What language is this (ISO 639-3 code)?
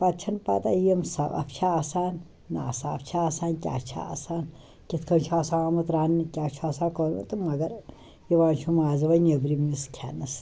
kas